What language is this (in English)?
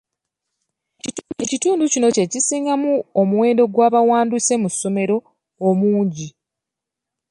Ganda